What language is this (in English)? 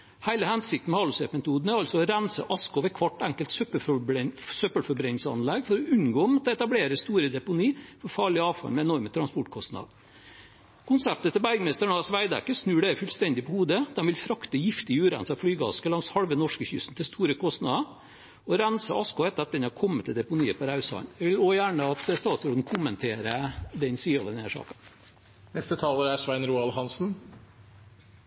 Norwegian Bokmål